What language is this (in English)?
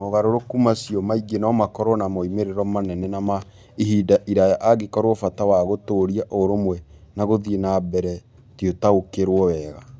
Kikuyu